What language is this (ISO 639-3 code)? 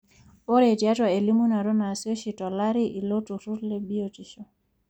mas